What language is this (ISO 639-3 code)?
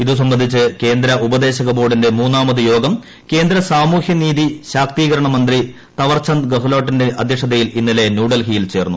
mal